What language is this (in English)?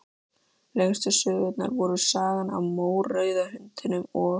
Icelandic